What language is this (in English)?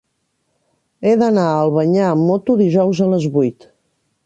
Catalan